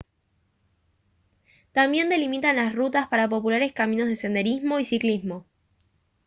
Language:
Spanish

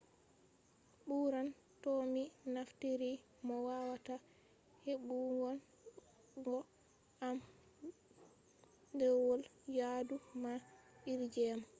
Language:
Fula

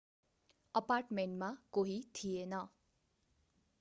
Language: Nepali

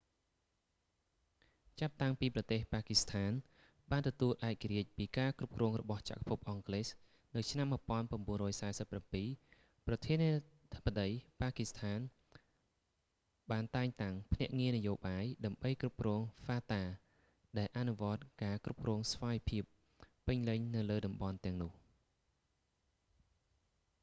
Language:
Khmer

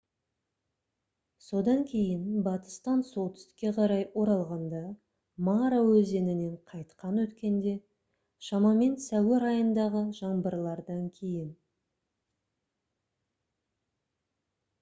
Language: Kazakh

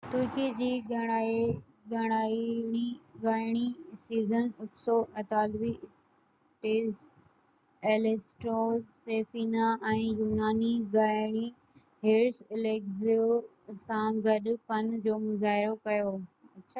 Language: Sindhi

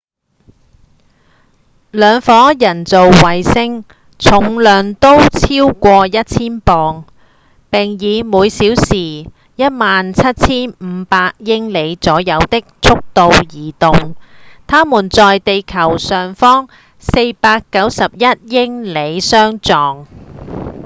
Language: Cantonese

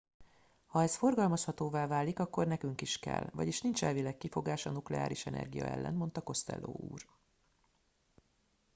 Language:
Hungarian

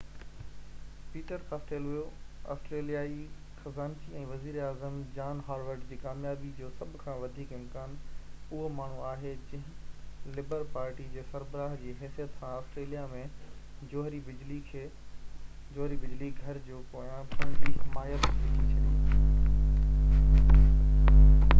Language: Sindhi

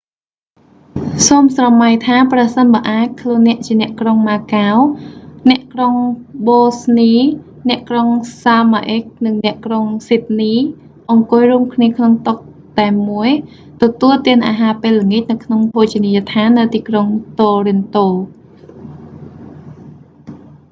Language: Khmer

